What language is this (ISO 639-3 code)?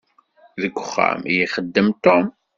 kab